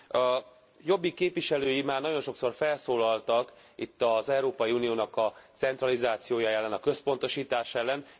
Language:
Hungarian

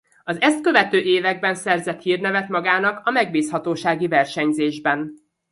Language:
Hungarian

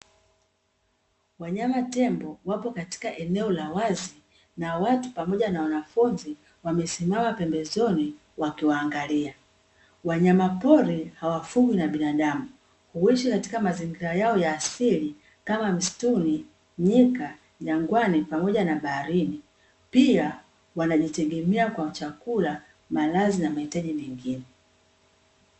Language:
Swahili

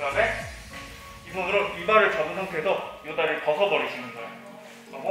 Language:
Korean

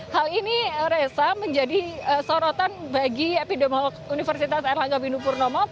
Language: Indonesian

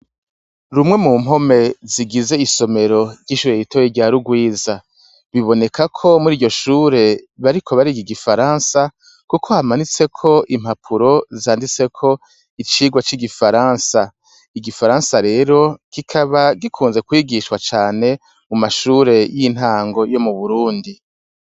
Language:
Rundi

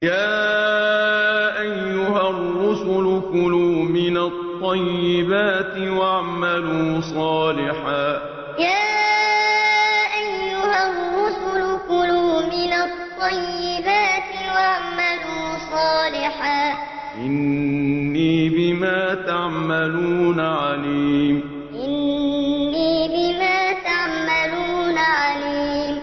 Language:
Arabic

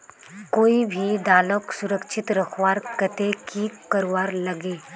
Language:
Magahi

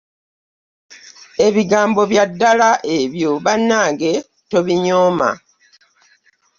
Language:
Ganda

